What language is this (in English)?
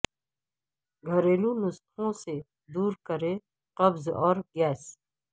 Urdu